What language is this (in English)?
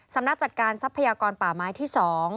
Thai